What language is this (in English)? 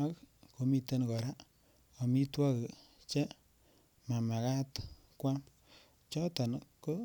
Kalenjin